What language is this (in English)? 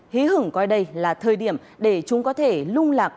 Vietnamese